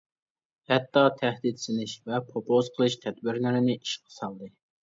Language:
Uyghur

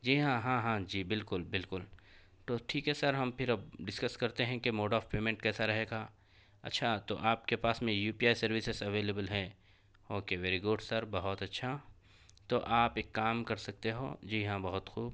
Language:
Urdu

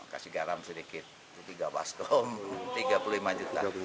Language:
Indonesian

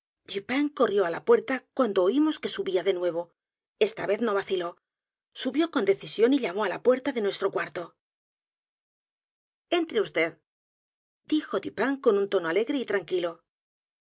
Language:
Spanish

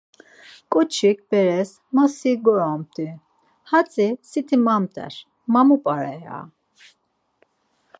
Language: Laz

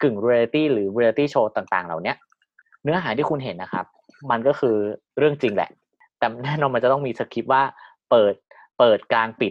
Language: Thai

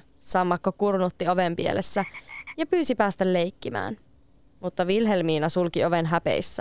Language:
Finnish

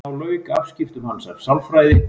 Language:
Icelandic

